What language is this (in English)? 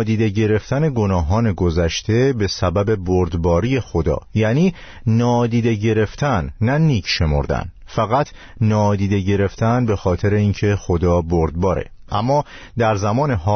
Persian